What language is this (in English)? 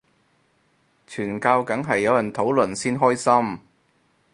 Cantonese